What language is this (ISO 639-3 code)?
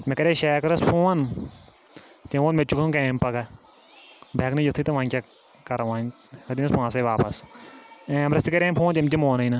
kas